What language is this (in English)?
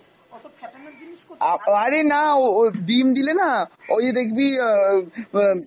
Bangla